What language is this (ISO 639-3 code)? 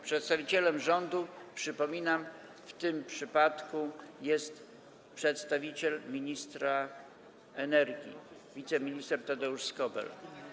pol